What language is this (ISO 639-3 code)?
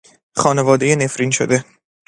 fas